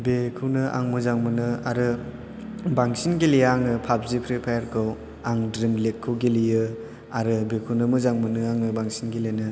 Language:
Bodo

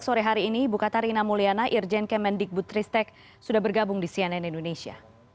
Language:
Indonesian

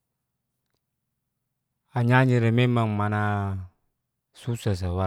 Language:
Geser-Gorom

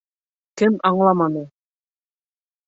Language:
Bashkir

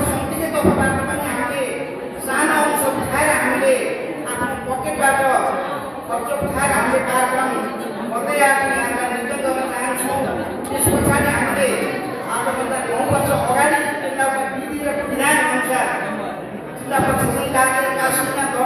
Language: Indonesian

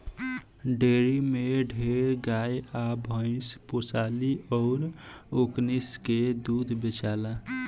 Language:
Bhojpuri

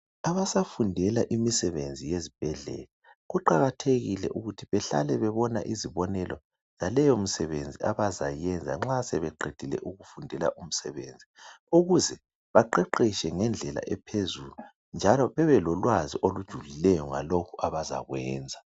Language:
North Ndebele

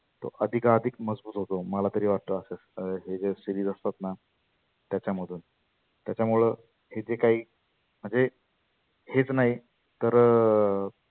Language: Marathi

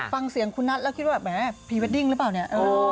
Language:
Thai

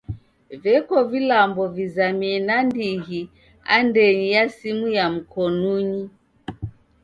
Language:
Taita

